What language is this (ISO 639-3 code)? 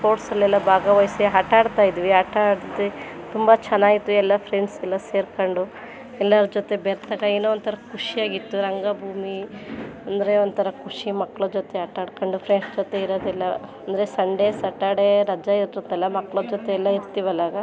kan